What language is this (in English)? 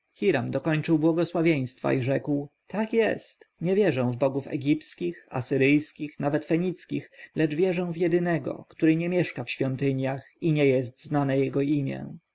Polish